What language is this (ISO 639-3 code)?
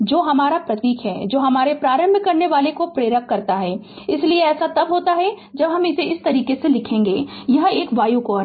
hin